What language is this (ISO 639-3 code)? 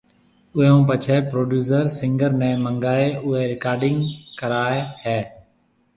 mve